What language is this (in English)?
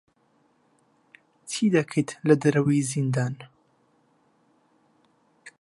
Central Kurdish